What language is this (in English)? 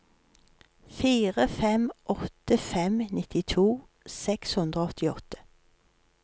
Norwegian